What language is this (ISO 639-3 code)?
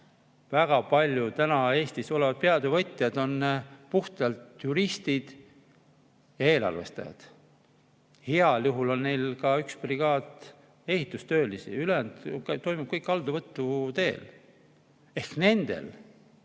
est